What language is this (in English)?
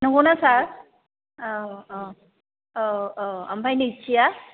Bodo